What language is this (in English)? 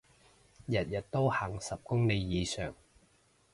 Cantonese